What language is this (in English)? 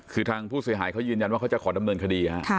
Thai